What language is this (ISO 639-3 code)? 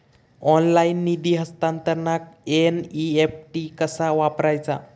mar